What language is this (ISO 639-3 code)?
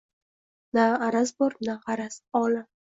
uzb